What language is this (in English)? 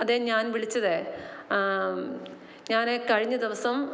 Malayalam